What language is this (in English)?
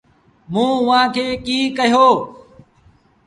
Sindhi Bhil